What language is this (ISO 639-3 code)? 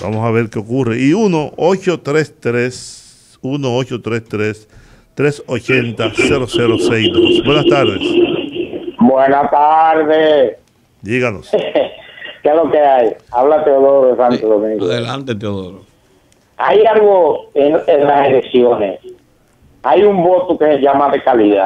spa